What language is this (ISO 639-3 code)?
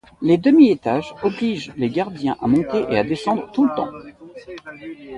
fra